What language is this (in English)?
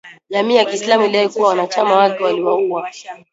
Swahili